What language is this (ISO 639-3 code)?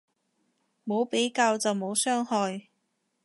yue